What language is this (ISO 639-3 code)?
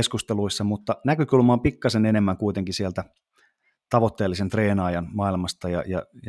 fin